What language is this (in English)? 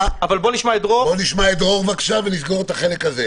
Hebrew